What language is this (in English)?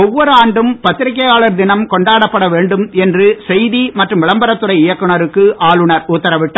Tamil